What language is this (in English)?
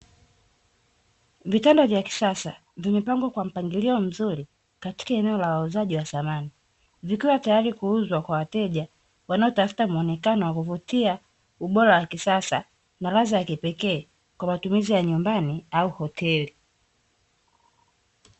Swahili